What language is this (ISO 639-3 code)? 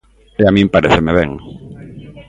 glg